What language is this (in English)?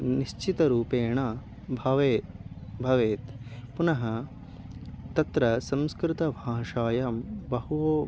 Sanskrit